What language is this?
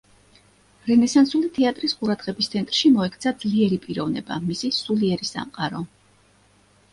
Georgian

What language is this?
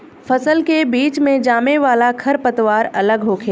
Bhojpuri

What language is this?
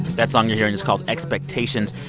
English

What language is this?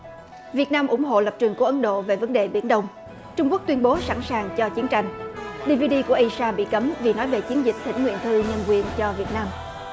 Vietnamese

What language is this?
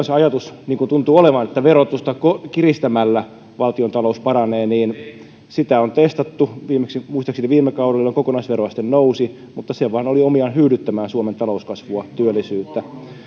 Finnish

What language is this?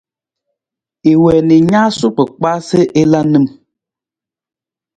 Nawdm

